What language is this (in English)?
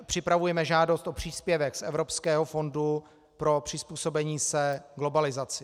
Czech